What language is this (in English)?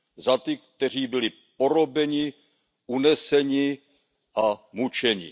Czech